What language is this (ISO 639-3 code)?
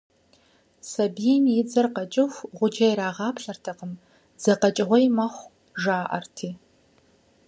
kbd